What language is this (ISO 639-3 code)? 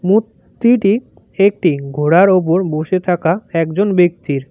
ben